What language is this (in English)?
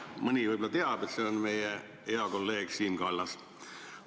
Estonian